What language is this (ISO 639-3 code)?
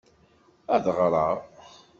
kab